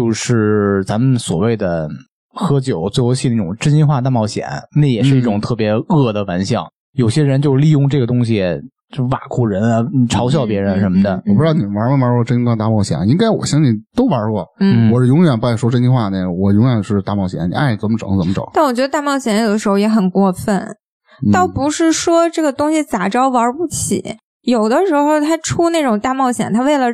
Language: Chinese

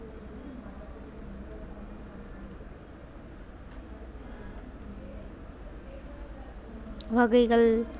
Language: Tamil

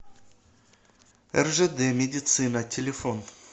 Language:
Russian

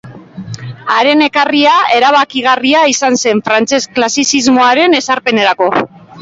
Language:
Basque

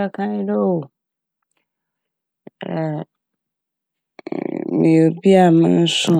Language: Akan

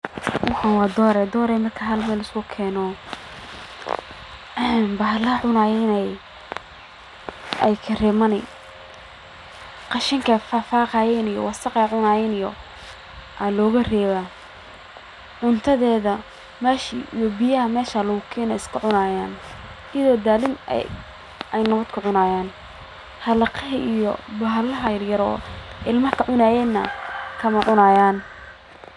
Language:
Somali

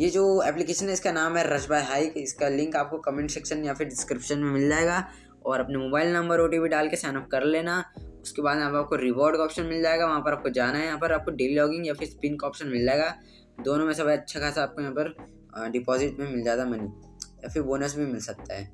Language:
Hindi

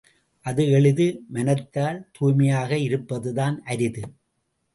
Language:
Tamil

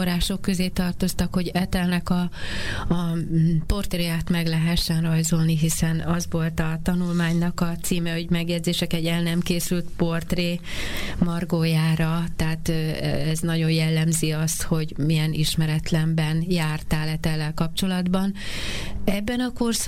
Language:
Hungarian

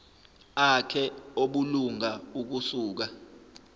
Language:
Zulu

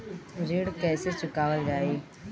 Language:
Bhojpuri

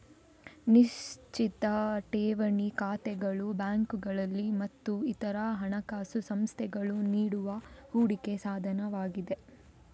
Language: Kannada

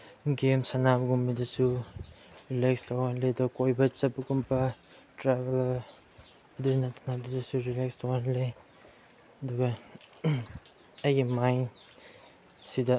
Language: Manipuri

